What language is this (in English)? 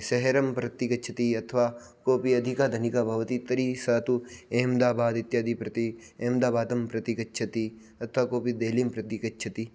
Sanskrit